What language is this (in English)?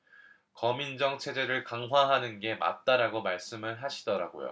Korean